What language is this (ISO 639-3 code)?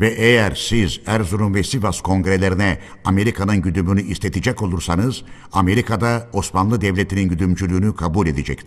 tur